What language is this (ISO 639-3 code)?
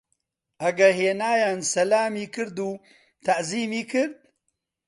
ckb